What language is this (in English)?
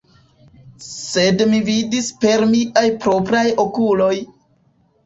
Esperanto